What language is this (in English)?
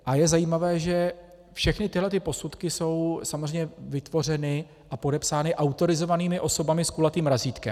Czech